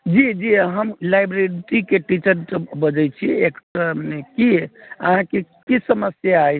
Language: Maithili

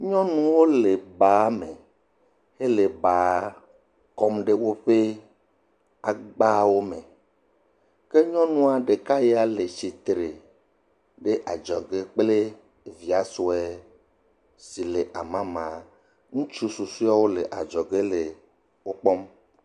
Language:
Ewe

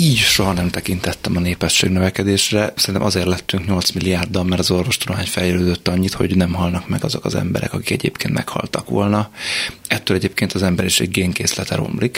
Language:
Hungarian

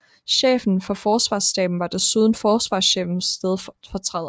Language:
Danish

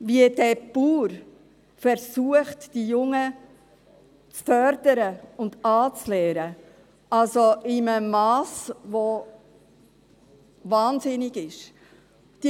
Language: Swiss German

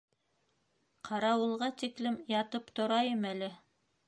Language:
Bashkir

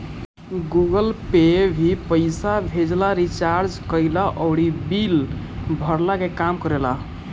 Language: Bhojpuri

